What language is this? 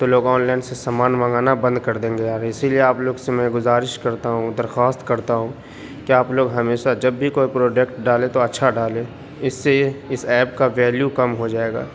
Urdu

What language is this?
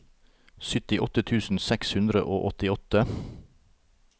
Norwegian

